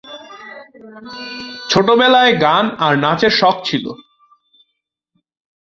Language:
Bangla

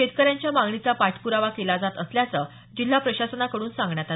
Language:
Marathi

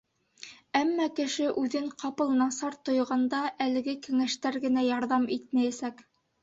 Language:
Bashkir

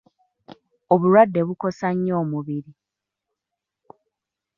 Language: Ganda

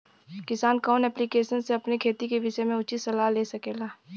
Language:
Bhojpuri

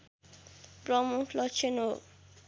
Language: Nepali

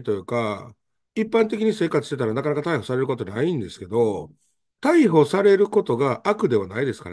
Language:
Japanese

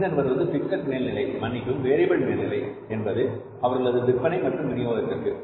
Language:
Tamil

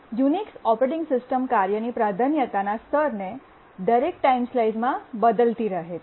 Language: Gujarati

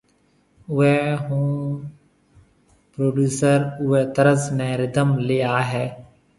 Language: Marwari (Pakistan)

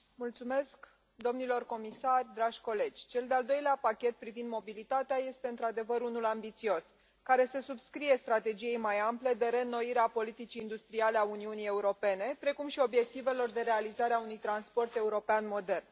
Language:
Romanian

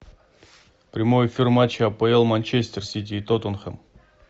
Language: Russian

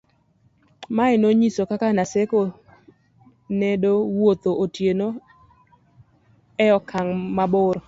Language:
Luo (Kenya and Tanzania)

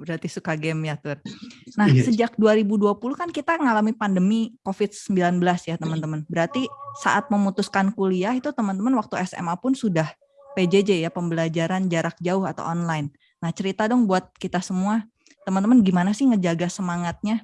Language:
Indonesian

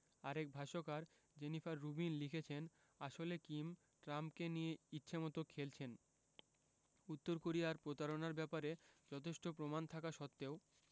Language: Bangla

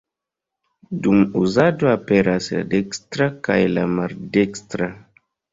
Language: Esperanto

